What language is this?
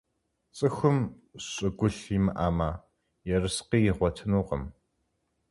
Kabardian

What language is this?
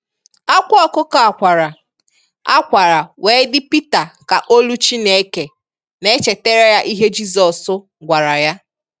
Igbo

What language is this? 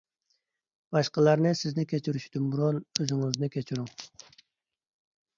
Uyghur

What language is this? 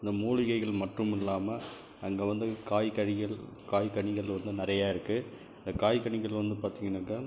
Tamil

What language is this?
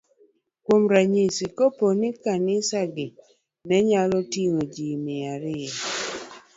Luo (Kenya and Tanzania)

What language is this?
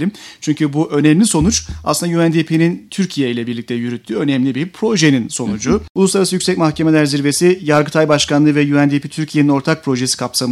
Turkish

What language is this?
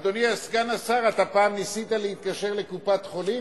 Hebrew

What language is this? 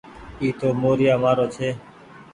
Goaria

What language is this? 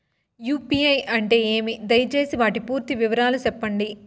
Telugu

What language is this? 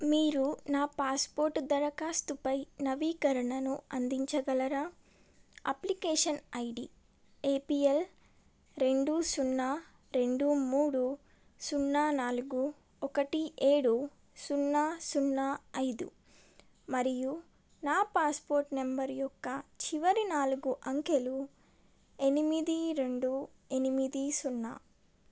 Telugu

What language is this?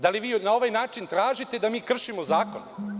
Serbian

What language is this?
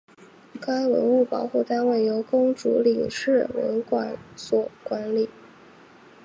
Chinese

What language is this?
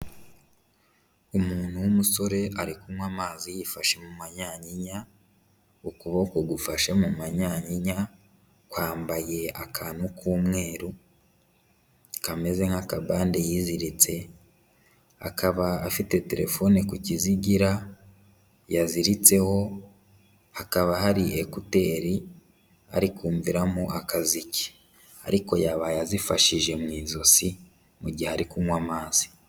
Kinyarwanda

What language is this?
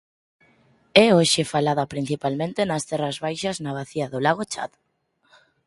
Galician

